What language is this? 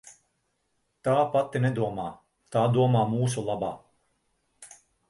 Latvian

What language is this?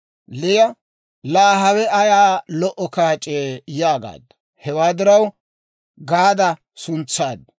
Dawro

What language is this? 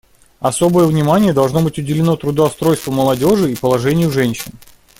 Russian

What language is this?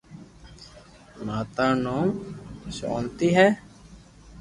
Loarki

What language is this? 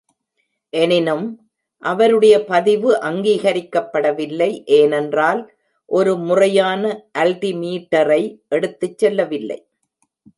Tamil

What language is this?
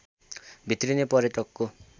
Nepali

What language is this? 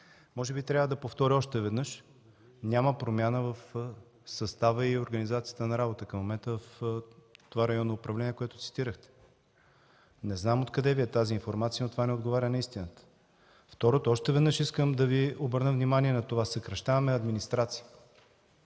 Bulgarian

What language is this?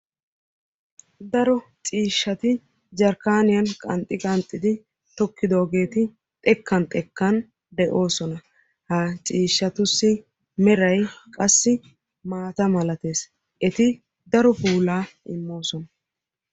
Wolaytta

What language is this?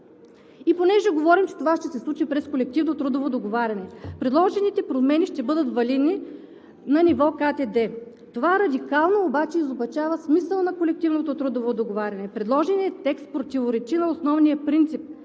Bulgarian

